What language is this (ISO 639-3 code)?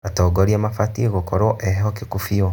kik